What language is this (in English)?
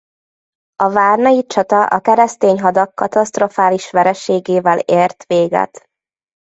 Hungarian